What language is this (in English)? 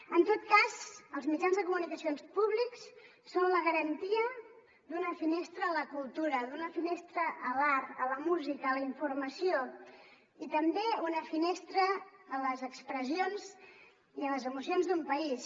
Catalan